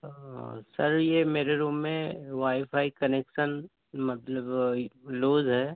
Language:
Urdu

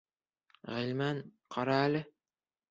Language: Bashkir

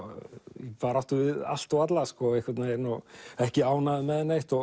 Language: Icelandic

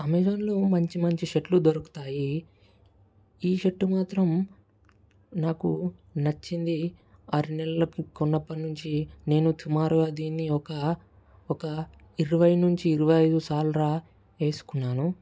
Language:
Telugu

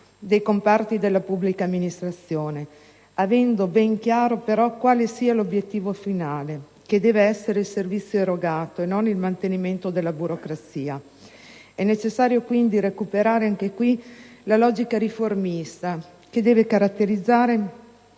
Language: Italian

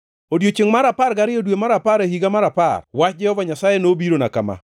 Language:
Luo (Kenya and Tanzania)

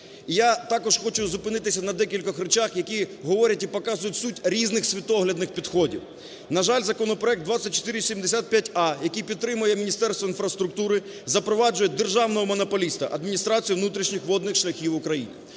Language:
Ukrainian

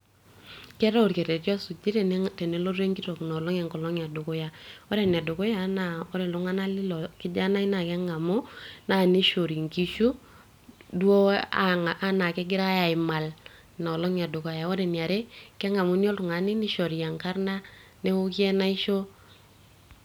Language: Masai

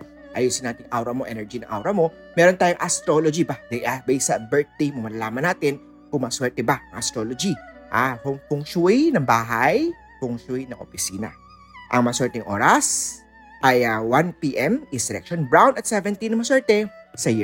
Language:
Filipino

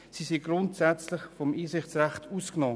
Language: Swiss German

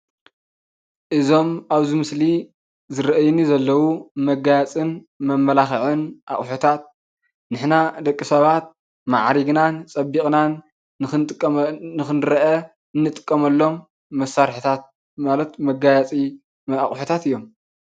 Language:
Tigrinya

